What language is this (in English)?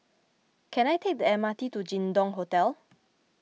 English